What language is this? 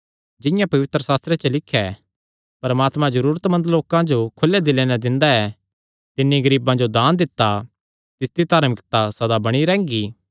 Kangri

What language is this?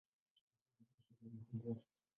Swahili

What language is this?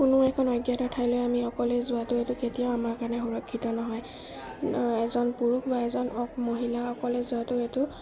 Assamese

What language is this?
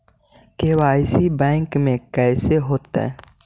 Magahi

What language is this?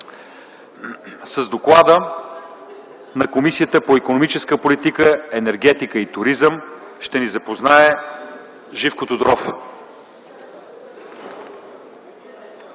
Bulgarian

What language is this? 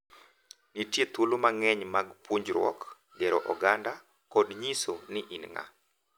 Luo (Kenya and Tanzania)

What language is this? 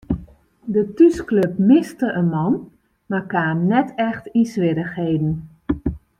Western Frisian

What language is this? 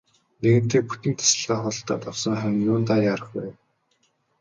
Mongolian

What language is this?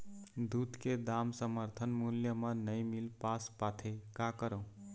Chhattisgarhi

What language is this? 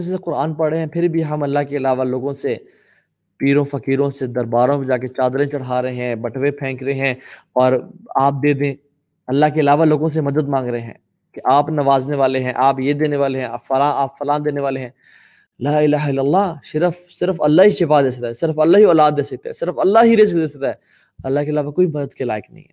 Urdu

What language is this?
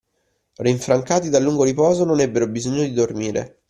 Italian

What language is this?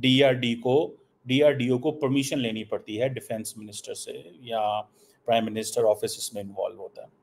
Hindi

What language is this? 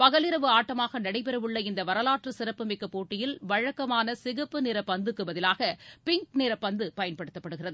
Tamil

